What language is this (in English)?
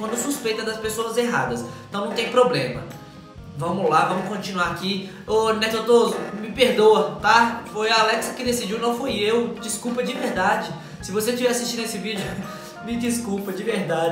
Portuguese